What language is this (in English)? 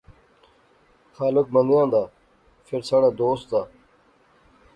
Pahari-Potwari